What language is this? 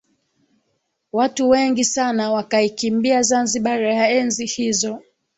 Swahili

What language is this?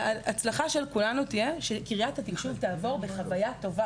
Hebrew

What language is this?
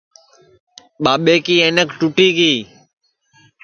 Sansi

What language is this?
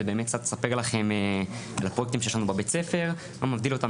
Hebrew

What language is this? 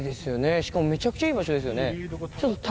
Japanese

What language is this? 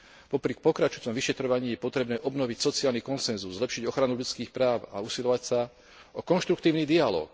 Slovak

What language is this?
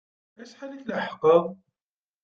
Kabyle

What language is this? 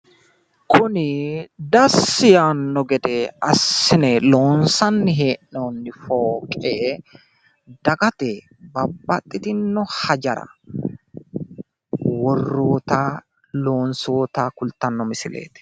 Sidamo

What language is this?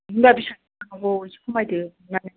Bodo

